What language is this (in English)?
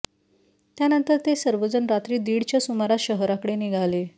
Marathi